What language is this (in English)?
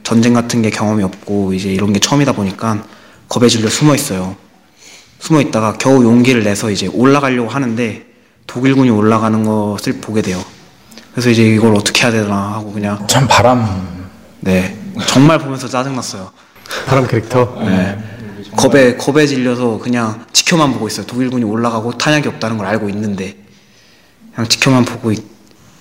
Korean